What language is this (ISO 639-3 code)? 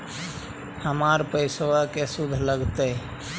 mag